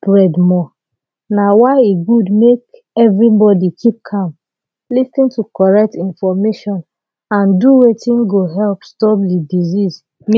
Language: Nigerian Pidgin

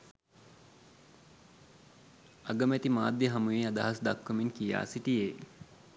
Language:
Sinhala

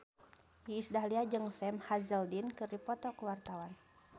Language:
Sundanese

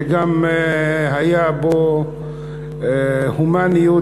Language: Hebrew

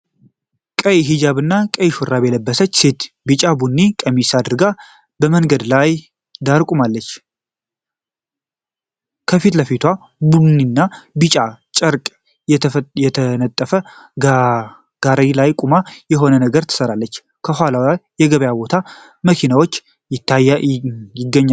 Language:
Amharic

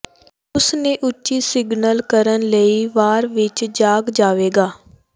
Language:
Punjabi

